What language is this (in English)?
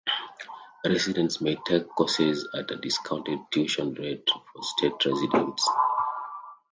English